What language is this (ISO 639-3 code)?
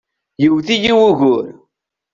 kab